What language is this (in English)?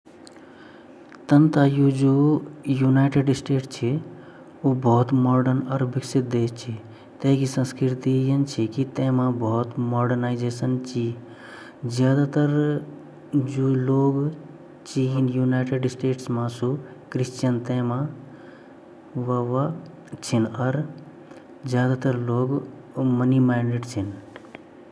Garhwali